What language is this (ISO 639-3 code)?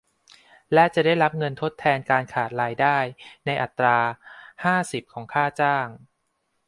tha